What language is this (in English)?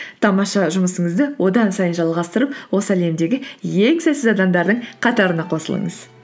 Kazakh